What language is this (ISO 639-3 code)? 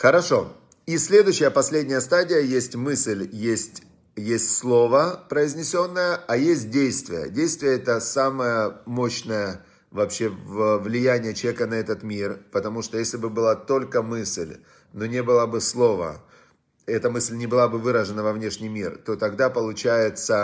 rus